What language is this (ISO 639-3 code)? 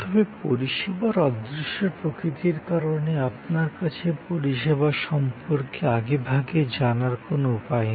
ben